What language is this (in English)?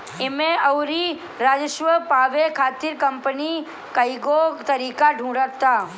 Bhojpuri